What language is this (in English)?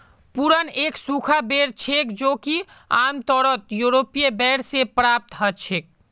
Magahi